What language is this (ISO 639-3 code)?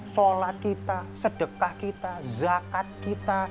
ind